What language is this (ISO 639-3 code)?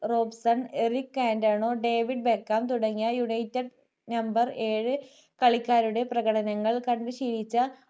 mal